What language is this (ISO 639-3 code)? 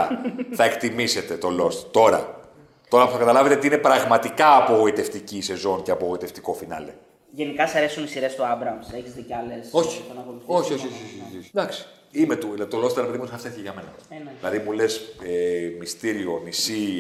ell